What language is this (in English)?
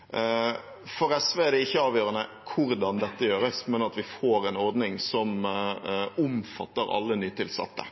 Norwegian Bokmål